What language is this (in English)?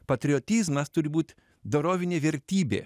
Lithuanian